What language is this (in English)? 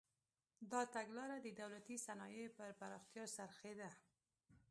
Pashto